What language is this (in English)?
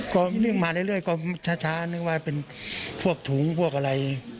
Thai